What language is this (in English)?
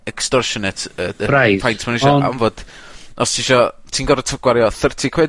Welsh